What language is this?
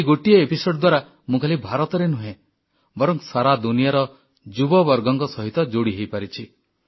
Odia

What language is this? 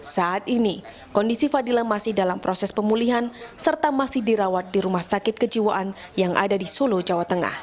Indonesian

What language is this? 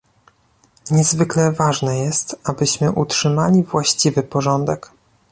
Polish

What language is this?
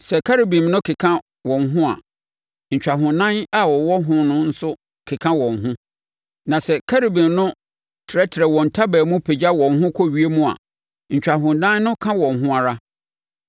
Akan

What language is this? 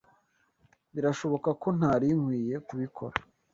Kinyarwanda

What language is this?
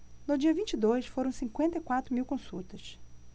Portuguese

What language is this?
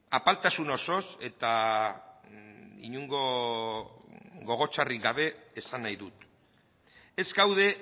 Basque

